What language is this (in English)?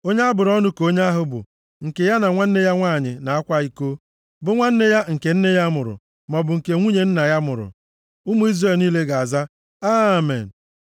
Igbo